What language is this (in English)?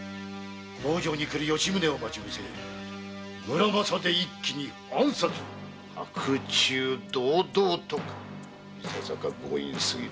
Japanese